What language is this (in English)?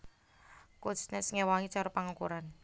Javanese